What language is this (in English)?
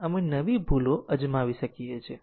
Gujarati